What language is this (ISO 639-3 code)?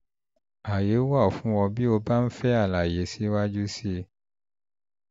yor